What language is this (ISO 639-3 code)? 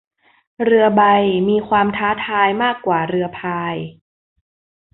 tha